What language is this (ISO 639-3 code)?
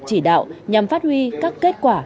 vie